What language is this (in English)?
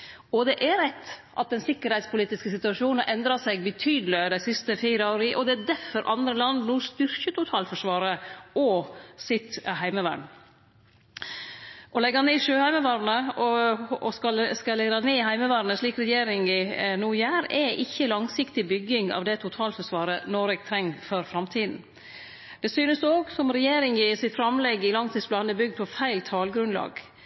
Norwegian Nynorsk